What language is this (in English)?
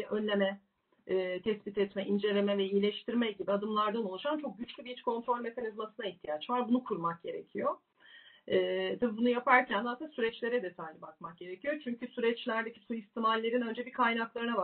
Turkish